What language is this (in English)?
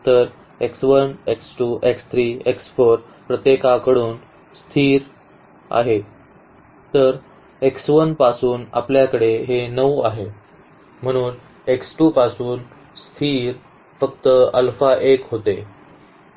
Marathi